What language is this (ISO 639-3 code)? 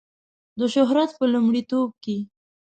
pus